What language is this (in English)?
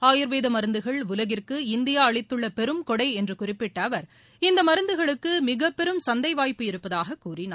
Tamil